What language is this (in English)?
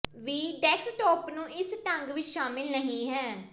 Punjabi